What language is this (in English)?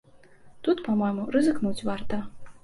Belarusian